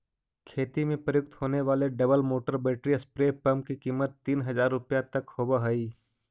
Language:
Magahi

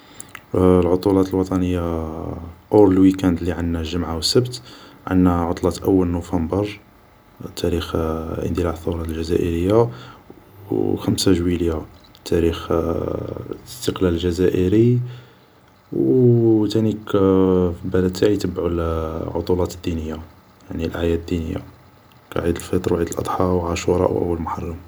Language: Algerian Arabic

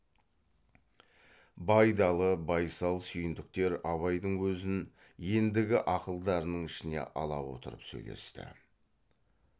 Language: Kazakh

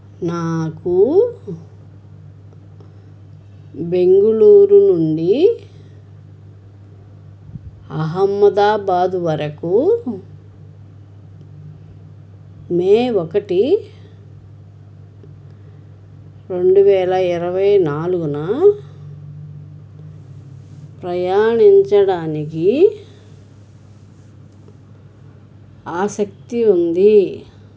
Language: Telugu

